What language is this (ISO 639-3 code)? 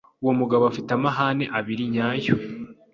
kin